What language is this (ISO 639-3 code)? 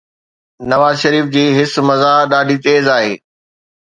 snd